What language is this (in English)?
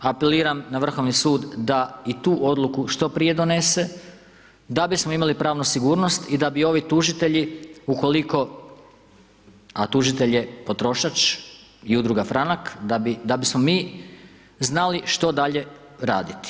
Croatian